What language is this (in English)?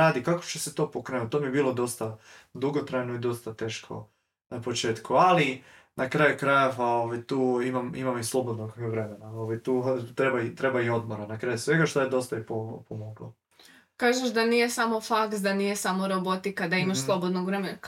Croatian